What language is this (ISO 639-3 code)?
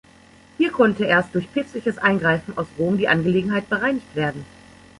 deu